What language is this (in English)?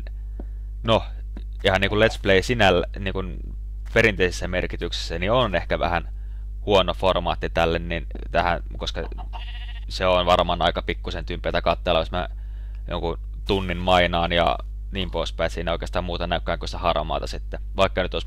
Finnish